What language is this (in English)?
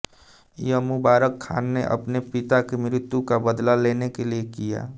Hindi